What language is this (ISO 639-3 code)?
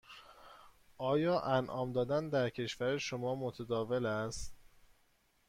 fas